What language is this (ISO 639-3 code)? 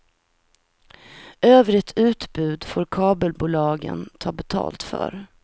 swe